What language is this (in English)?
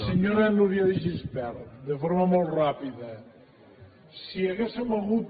Catalan